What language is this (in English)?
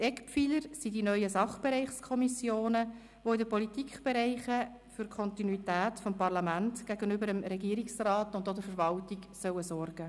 Swiss German